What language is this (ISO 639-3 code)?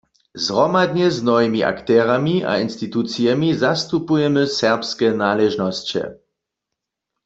hsb